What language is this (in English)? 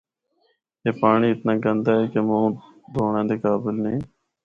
Northern Hindko